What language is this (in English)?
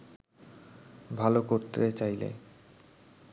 Bangla